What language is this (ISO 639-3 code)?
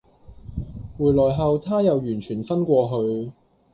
yue